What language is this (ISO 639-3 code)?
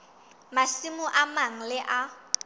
sot